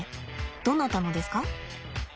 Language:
Japanese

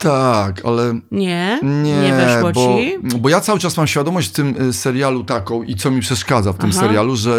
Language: Polish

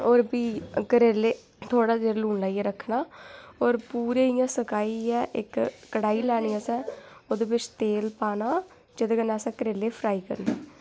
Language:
Dogri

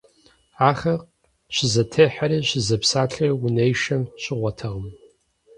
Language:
Kabardian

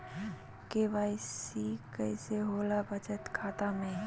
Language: Magahi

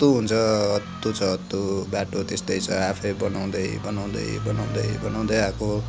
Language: Nepali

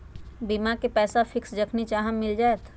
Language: Magahi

